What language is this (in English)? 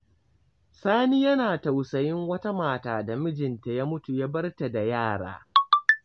Hausa